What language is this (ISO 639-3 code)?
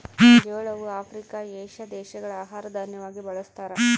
kan